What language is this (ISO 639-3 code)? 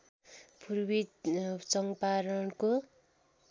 nep